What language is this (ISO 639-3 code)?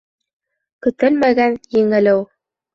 bak